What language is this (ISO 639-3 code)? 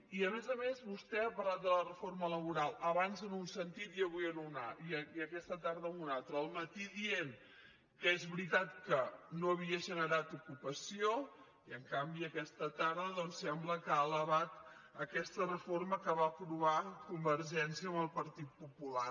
cat